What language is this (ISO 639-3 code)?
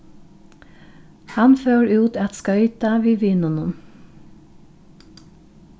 fao